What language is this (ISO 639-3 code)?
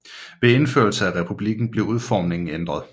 dan